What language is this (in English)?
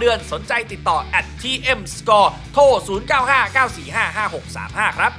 Thai